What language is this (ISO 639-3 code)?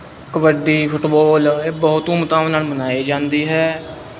pan